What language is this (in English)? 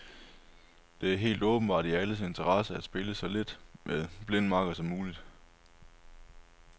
Danish